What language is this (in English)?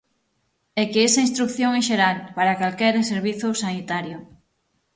Galician